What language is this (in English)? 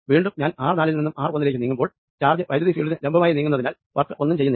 Malayalam